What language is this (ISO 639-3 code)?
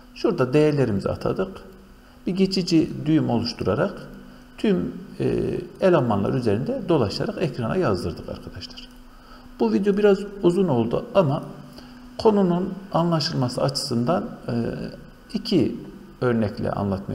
tur